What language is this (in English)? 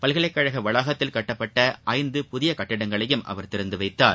Tamil